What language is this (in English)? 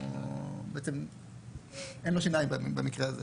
Hebrew